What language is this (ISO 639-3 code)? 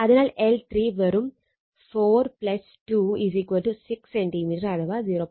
mal